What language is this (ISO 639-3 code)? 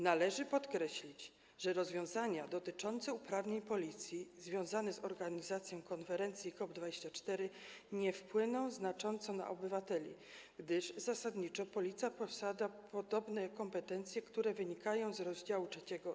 pol